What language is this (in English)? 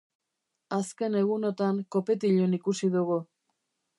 Basque